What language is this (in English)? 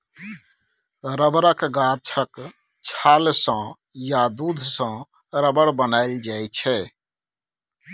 Maithili